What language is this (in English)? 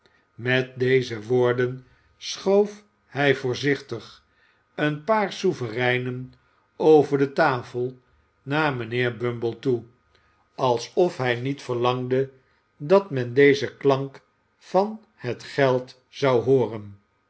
Dutch